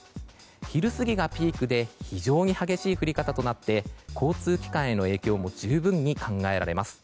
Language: Japanese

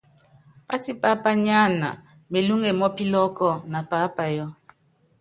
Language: Yangben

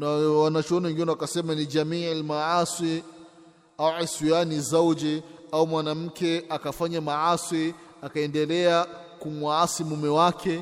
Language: Swahili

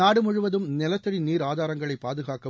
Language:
Tamil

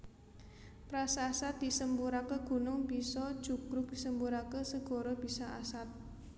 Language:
Javanese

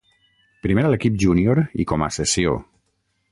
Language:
Catalan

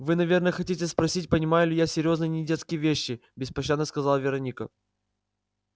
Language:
Russian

